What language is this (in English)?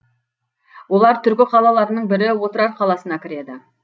Kazakh